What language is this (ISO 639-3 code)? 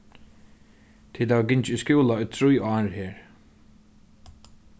fao